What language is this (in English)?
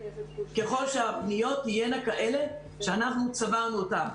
Hebrew